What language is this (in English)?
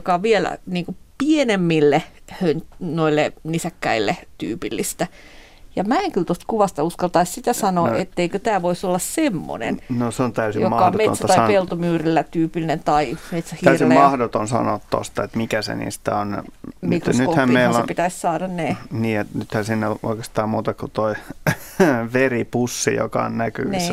Finnish